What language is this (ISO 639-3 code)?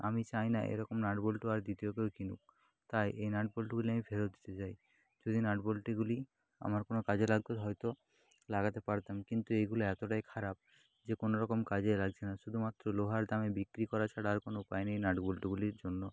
ben